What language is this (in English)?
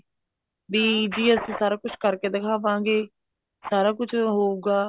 Punjabi